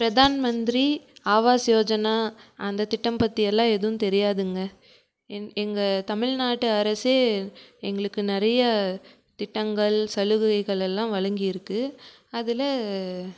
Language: Tamil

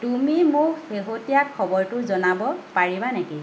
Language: Assamese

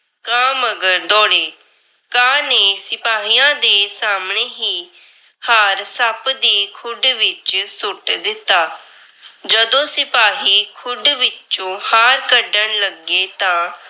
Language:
Punjabi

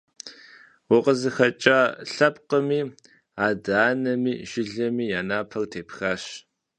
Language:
Kabardian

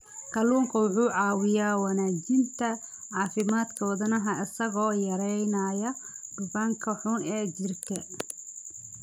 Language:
Somali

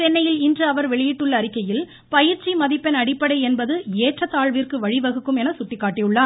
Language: Tamil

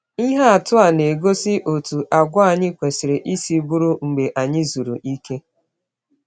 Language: Igbo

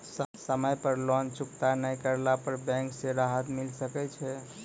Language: Maithili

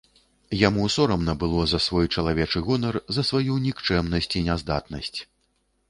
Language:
Belarusian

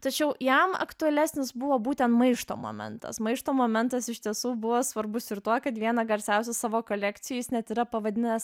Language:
Lithuanian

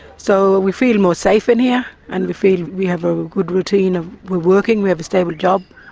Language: English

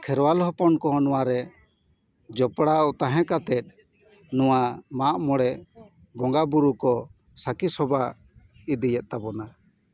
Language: Santali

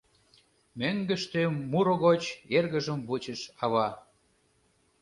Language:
Mari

